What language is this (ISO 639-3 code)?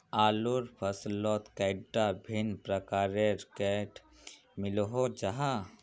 mag